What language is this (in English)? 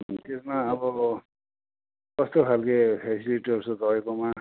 Nepali